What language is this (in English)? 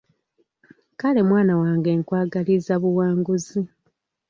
Ganda